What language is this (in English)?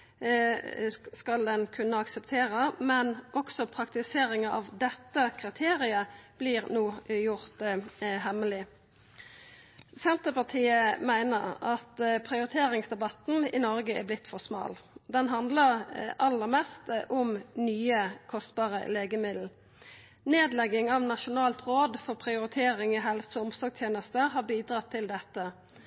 Norwegian Nynorsk